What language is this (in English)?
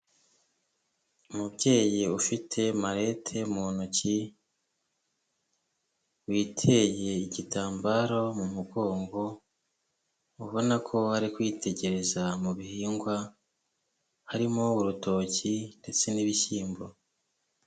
Kinyarwanda